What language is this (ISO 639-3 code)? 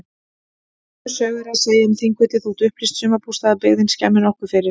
isl